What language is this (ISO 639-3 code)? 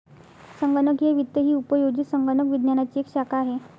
mar